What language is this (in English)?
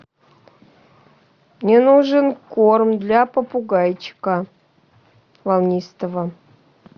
Russian